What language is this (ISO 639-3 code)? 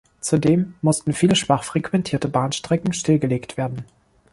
deu